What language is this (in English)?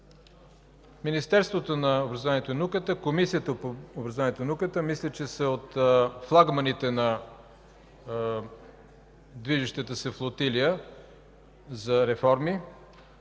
Bulgarian